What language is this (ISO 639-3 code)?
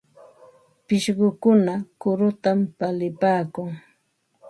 qva